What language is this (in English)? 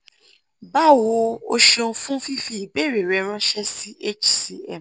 Yoruba